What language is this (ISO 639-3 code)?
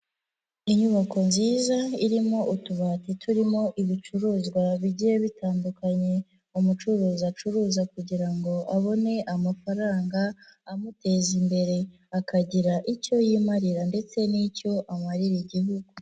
kin